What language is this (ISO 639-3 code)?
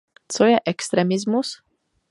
ces